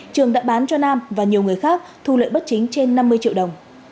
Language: Vietnamese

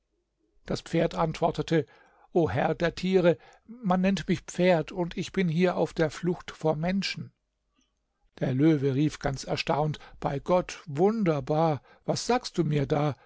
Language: German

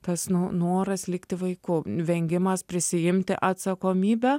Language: Lithuanian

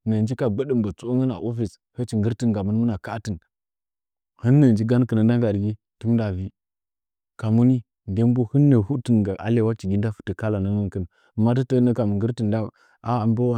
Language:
Nzanyi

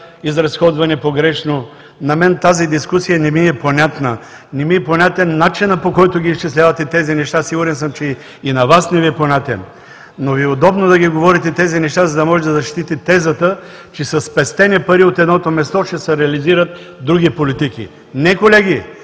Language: Bulgarian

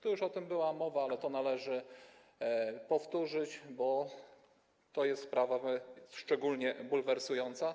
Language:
Polish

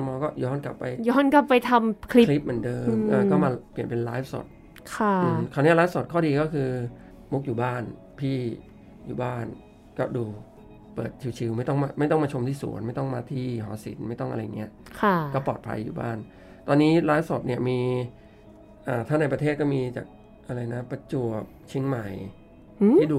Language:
Thai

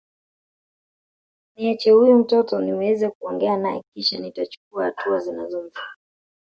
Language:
Swahili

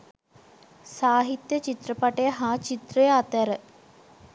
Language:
Sinhala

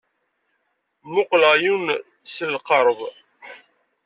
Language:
Kabyle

